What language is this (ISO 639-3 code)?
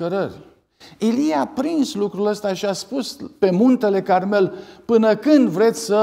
ron